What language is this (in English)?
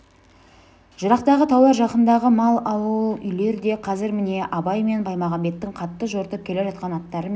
Kazakh